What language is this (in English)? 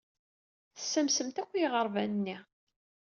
Kabyle